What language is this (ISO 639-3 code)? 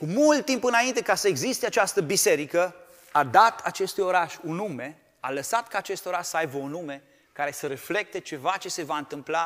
ron